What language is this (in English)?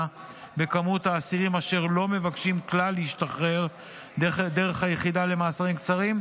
Hebrew